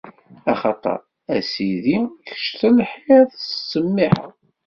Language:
Kabyle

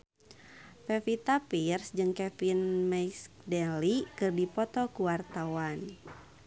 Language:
Sundanese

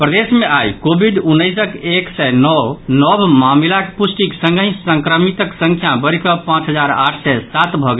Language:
Maithili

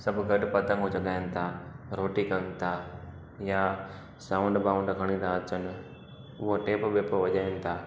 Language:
Sindhi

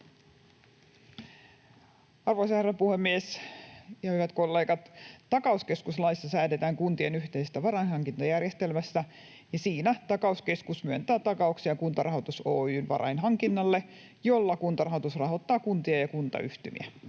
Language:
Finnish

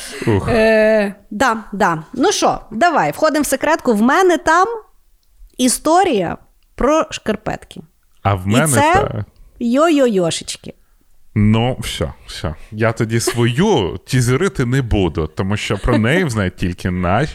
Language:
Ukrainian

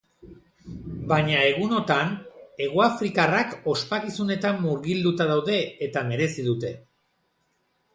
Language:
Basque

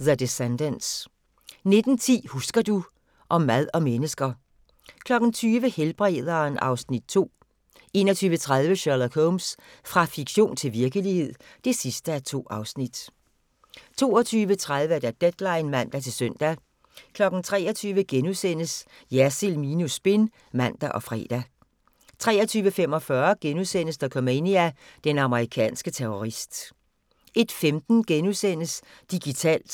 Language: Danish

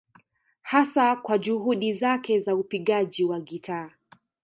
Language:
Swahili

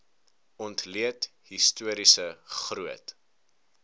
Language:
Afrikaans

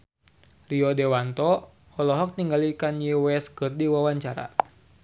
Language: Sundanese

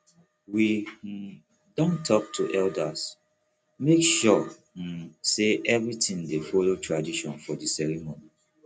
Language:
Nigerian Pidgin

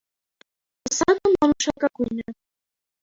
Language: Armenian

